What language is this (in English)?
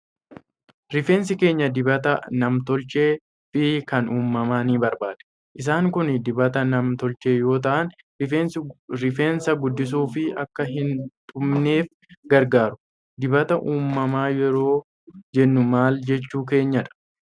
Oromo